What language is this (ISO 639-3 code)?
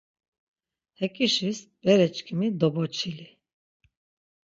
lzz